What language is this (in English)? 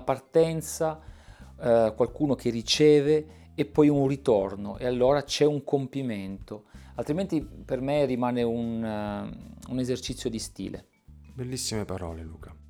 Italian